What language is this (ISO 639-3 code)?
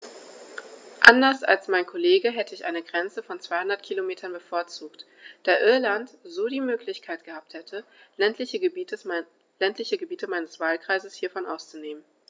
deu